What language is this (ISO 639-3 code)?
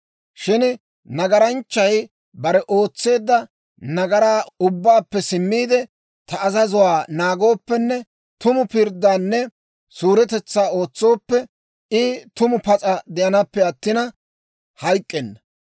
dwr